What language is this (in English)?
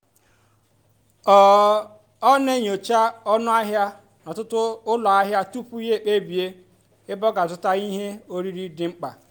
Igbo